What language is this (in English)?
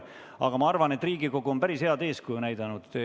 Estonian